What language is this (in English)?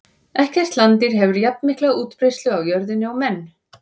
Icelandic